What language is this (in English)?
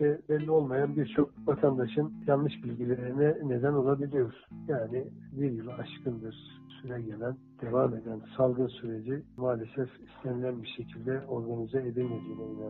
Turkish